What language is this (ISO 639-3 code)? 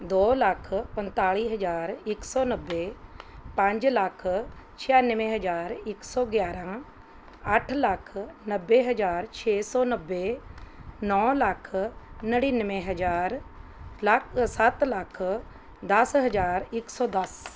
pan